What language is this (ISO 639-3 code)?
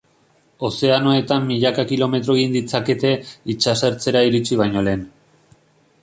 eus